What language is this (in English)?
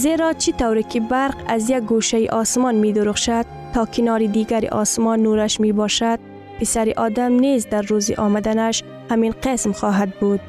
Persian